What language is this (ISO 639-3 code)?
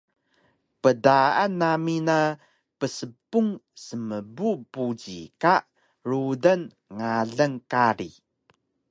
trv